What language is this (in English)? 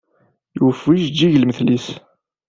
Kabyle